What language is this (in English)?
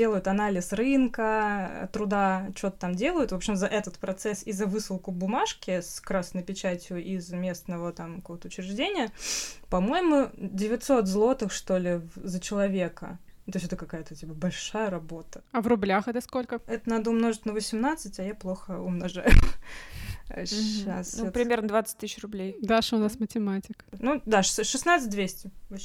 Russian